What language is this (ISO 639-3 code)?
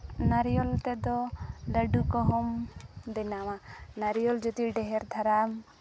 sat